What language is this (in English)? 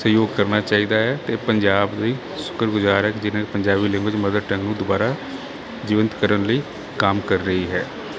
Punjabi